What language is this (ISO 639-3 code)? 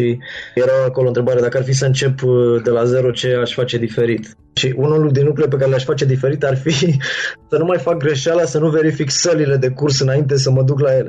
ron